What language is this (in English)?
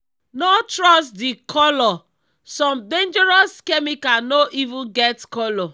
Nigerian Pidgin